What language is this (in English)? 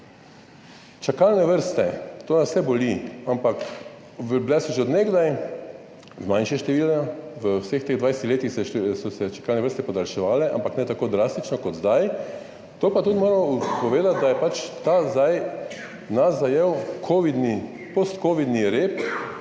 Slovenian